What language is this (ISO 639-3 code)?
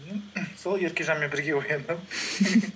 kaz